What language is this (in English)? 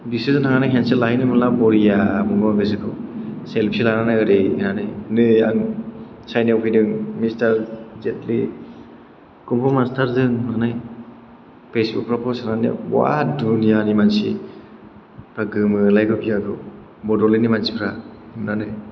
Bodo